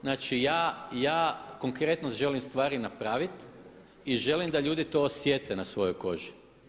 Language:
Croatian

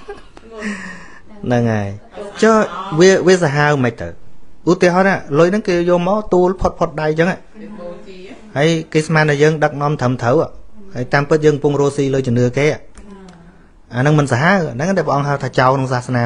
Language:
Vietnamese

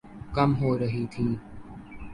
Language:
Urdu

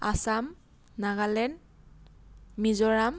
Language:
Assamese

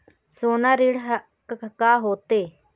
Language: Chhattisgarhi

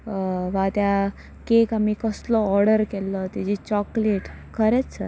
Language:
Konkani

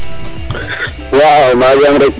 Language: Serer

